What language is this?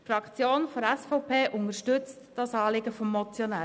Swiss German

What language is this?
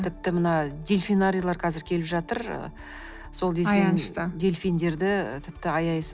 Kazakh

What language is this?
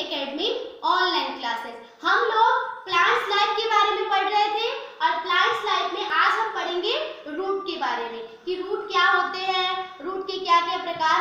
Hindi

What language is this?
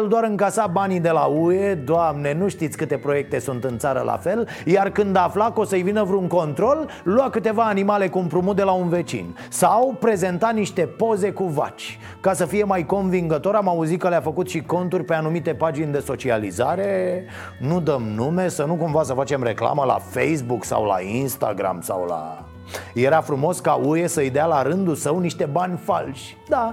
Romanian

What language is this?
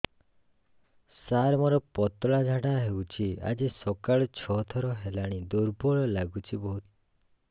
Odia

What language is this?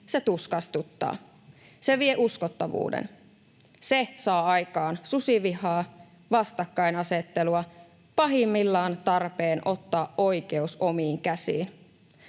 Finnish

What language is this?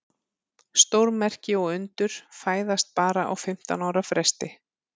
Icelandic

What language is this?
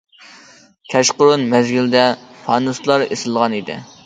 Uyghur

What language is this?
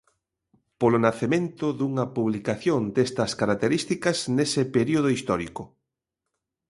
Galician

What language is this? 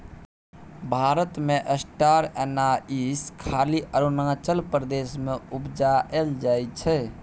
Maithili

